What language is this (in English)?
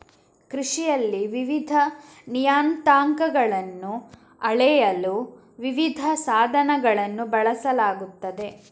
Kannada